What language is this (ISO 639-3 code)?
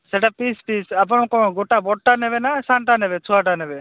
ori